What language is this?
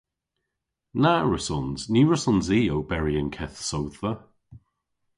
Cornish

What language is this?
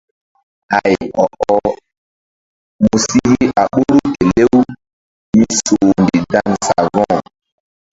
Mbum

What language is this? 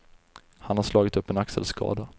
Swedish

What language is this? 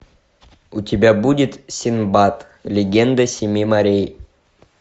Russian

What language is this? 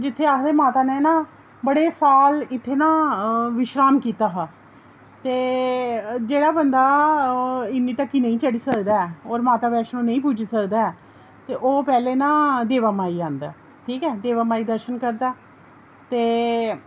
Dogri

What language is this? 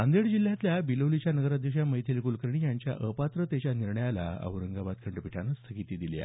Marathi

